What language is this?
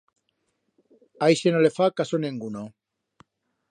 Aragonese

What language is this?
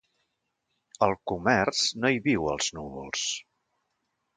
Catalan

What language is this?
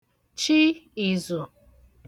Igbo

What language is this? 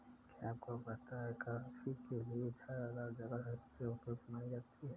Hindi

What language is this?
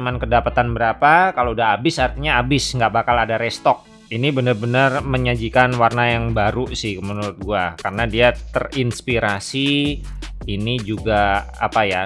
Indonesian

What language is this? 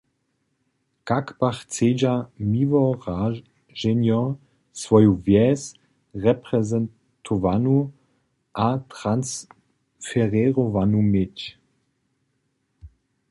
Upper Sorbian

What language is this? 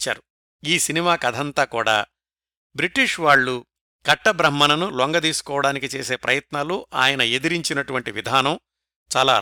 Telugu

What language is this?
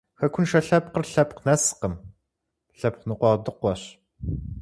Kabardian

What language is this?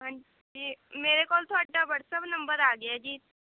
Punjabi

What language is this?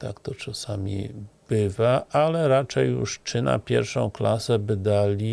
Polish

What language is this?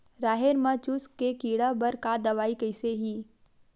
Chhattisgarhi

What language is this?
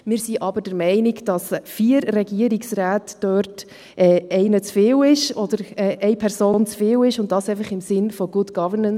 Swiss German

